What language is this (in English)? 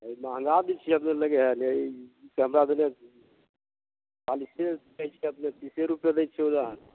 Maithili